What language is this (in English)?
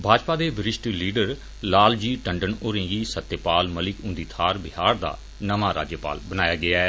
Dogri